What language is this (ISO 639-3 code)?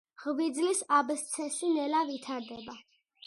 kat